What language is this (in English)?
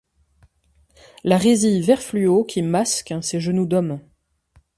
French